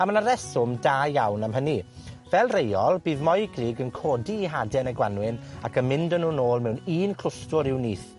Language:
Welsh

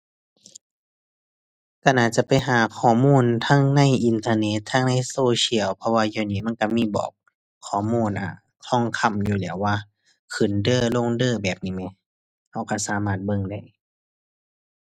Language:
Thai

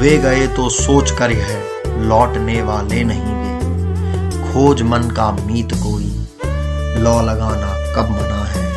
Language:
Hindi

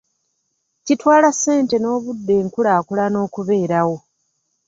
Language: Ganda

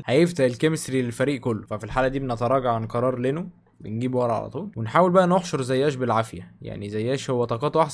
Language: Arabic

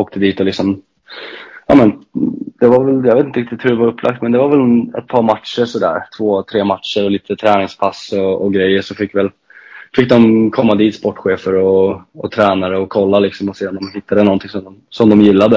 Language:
Swedish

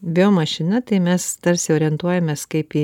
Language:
Lithuanian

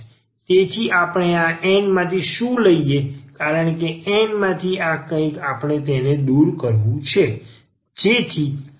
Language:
Gujarati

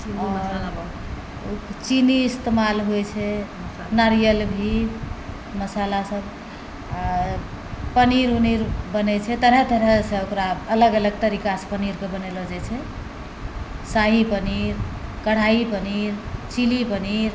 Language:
Maithili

